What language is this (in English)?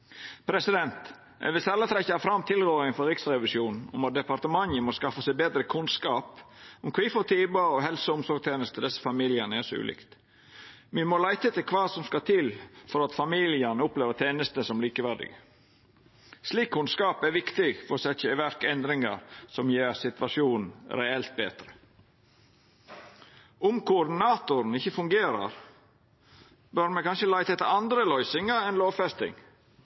Norwegian Nynorsk